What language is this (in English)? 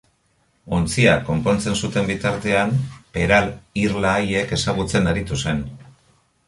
Basque